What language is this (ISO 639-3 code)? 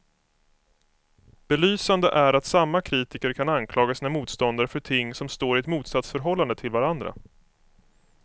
swe